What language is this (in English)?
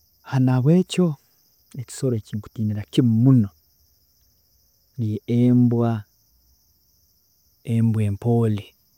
Tooro